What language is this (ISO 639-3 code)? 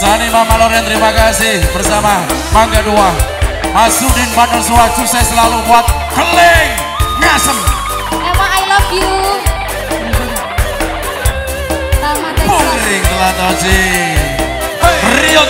ind